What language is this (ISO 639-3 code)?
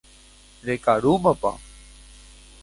grn